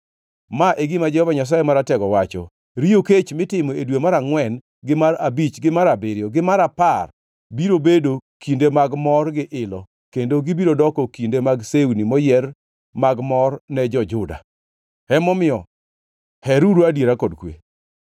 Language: Luo (Kenya and Tanzania)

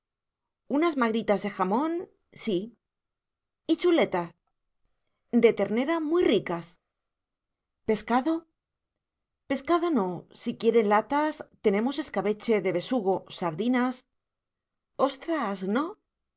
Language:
Spanish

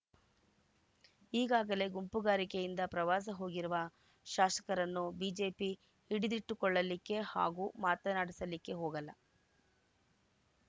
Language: Kannada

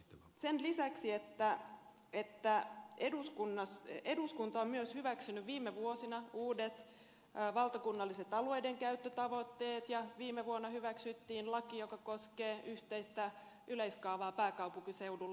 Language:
Finnish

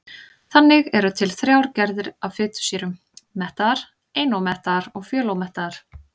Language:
Icelandic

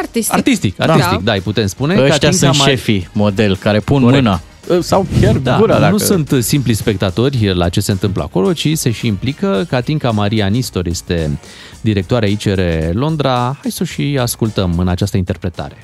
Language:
Romanian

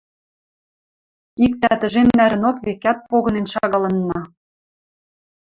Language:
Western Mari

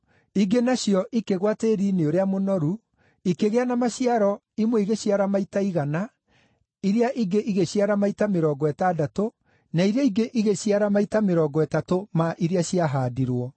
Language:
Kikuyu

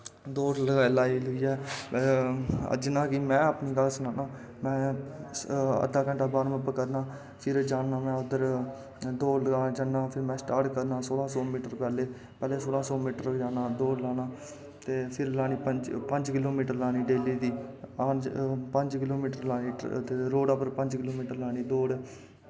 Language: Dogri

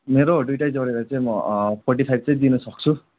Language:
Nepali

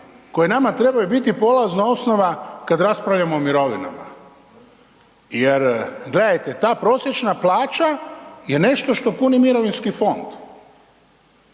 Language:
Croatian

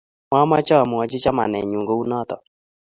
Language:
Kalenjin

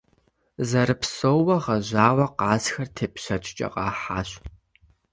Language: Kabardian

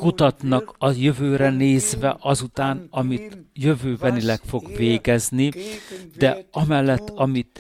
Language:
Hungarian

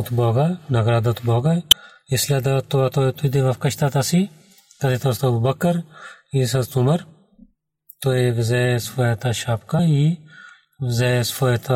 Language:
Bulgarian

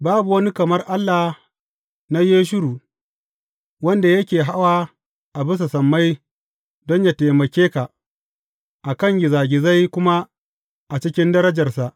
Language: Hausa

